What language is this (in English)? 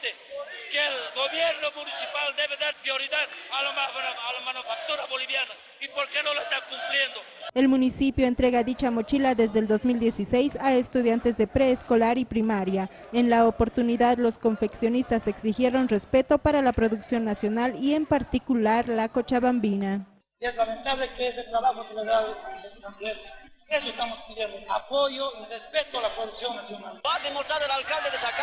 Spanish